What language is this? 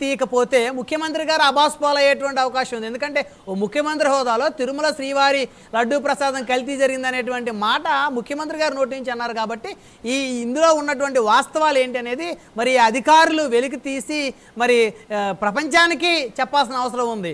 Telugu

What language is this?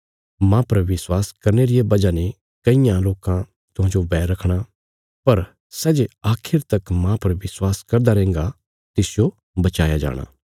Bilaspuri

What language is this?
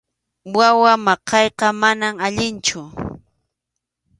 Arequipa-La Unión Quechua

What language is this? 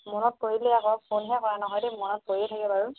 Assamese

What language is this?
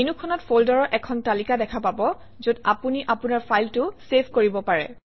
Assamese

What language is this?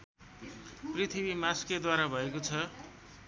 Nepali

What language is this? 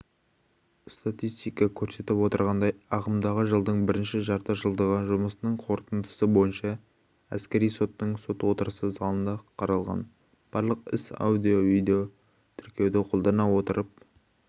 Kazakh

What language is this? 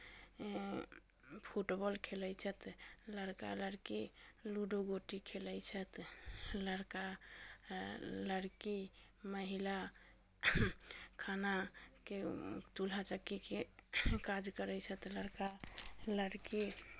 Maithili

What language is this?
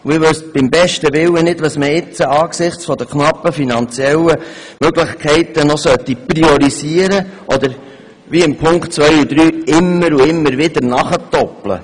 Swiss German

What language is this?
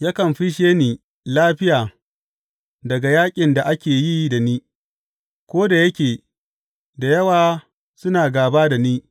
Hausa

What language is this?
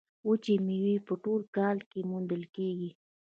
Pashto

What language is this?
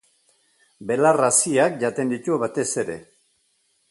Basque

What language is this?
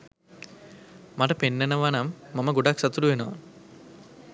Sinhala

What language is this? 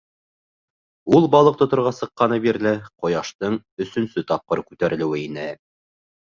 Bashkir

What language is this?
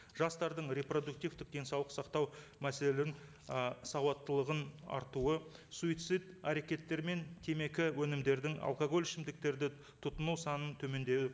Kazakh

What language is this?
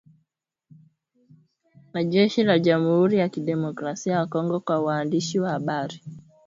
Swahili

